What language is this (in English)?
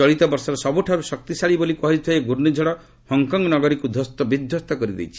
Odia